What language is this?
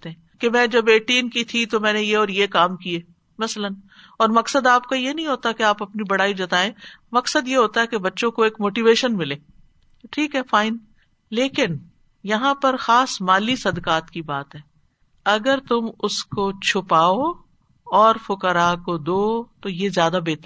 Urdu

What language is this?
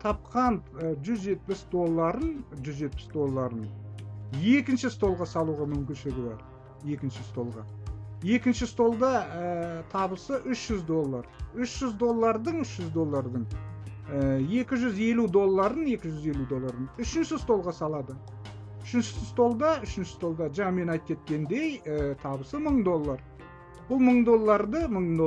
Turkish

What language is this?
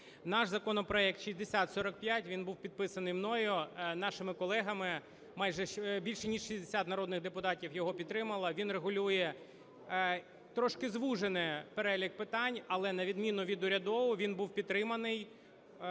Ukrainian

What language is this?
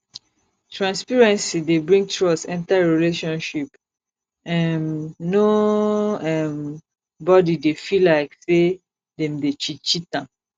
Nigerian Pidgin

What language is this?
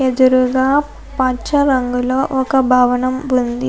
Telugu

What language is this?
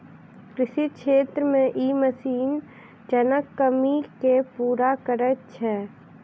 Maithili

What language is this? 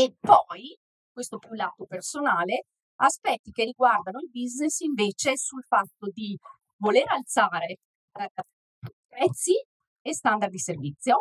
Italian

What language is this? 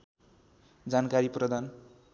Nepali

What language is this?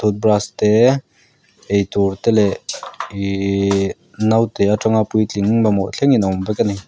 Mizo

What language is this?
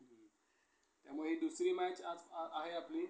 Marathi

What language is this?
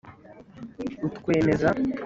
Kinyarwanda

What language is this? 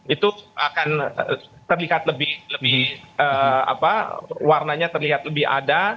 Indonesian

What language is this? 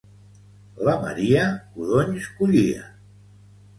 Catalan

